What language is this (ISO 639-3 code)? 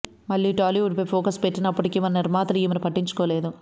tel